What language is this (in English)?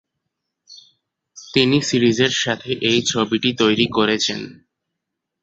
Bangla